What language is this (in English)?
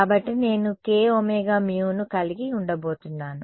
Telugu